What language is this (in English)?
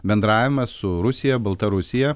Lithuanian